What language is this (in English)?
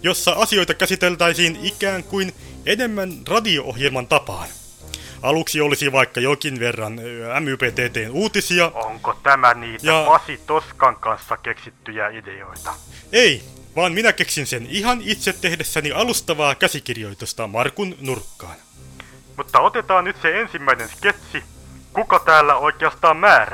Finnish